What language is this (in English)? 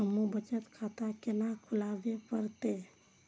Maithili